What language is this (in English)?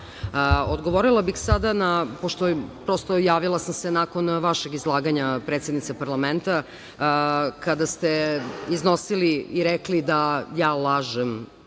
Serbian